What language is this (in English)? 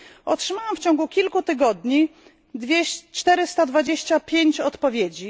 Polish